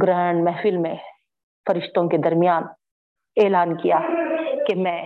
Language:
Urdu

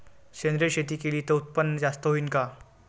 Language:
Marathi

